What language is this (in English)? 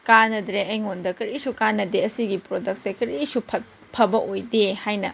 Manipuri